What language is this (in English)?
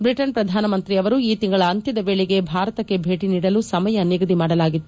Kannada